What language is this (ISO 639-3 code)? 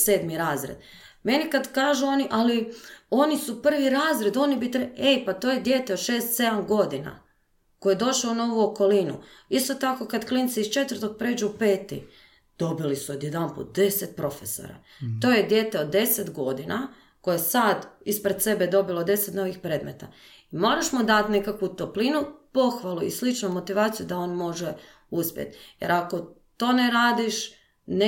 hrv